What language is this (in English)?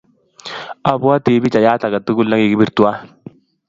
Kalenjin